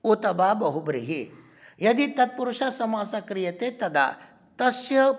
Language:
Sanskrit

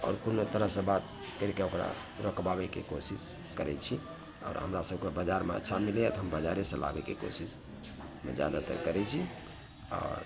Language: Maithili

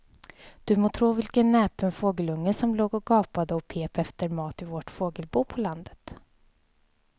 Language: Swedish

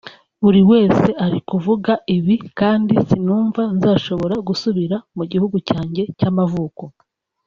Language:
Kinyarwanda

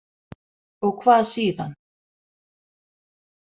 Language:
Icelandic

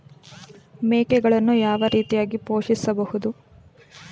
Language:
Kannada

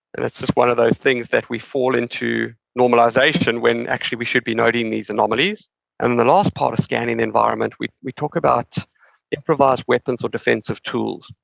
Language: English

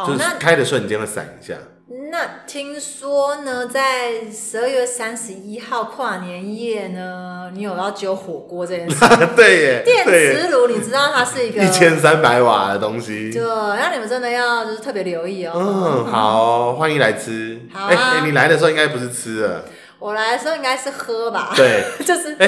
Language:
Chinese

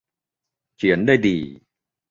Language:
Thai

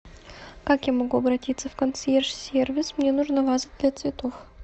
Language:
Russian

